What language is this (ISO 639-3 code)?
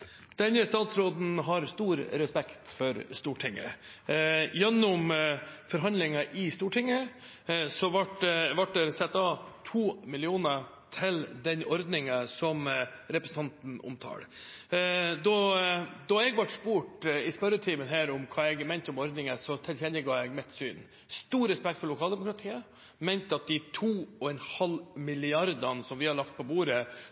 nor